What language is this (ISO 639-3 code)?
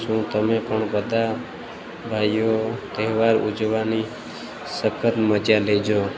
guj